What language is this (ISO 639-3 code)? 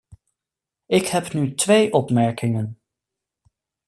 nld